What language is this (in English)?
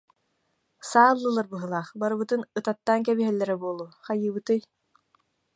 Yakut